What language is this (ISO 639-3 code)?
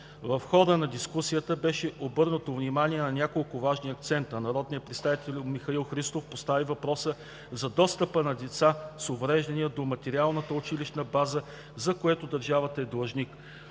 bul